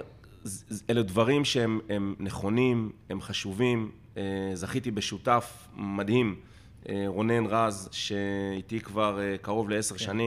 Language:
Hebrew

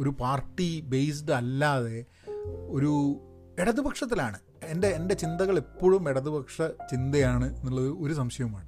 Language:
Malayalam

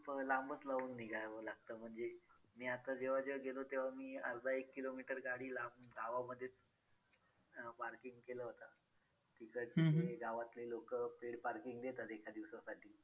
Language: Marathi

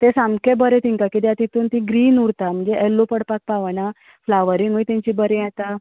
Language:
Konkani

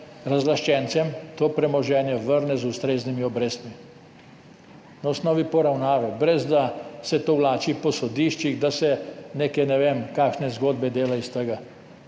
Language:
Slovenian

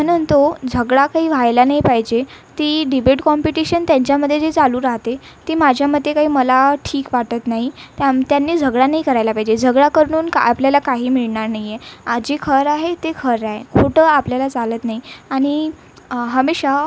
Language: Marathi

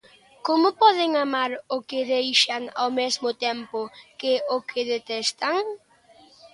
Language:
Galician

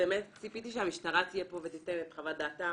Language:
Hebrew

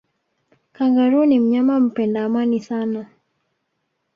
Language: Swahili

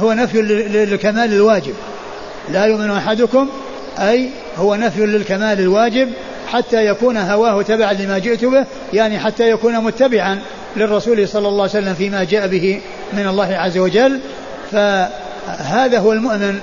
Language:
Arabic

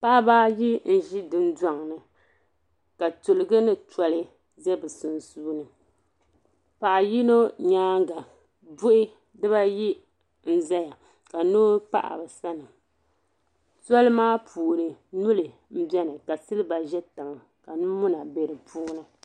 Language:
Dagbani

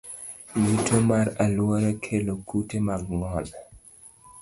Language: Luo (Kenya and Tanzania)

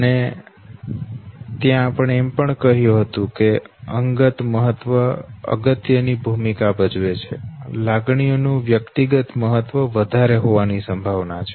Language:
Gujarati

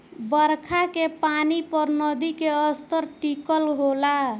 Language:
Bhojpuri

